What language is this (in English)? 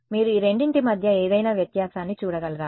Telugu